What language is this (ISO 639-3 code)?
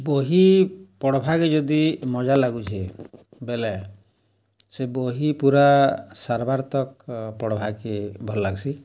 ori